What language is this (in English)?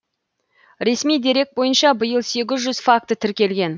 Kazakh